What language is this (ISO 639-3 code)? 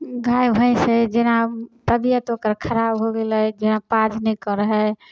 mai